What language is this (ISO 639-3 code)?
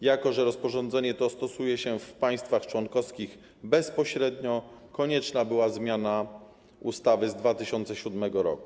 pol